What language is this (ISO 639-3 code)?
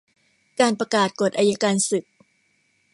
tha